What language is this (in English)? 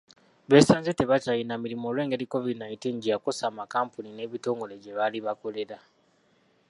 Ganda